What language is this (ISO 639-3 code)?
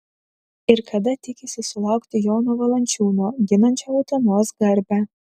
lit